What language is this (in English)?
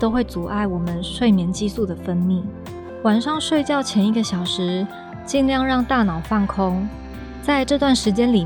Chinese